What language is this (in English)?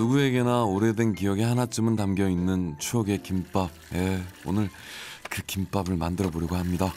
Korean